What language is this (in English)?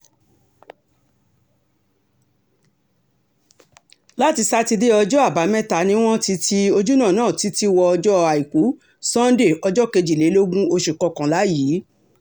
Yoruba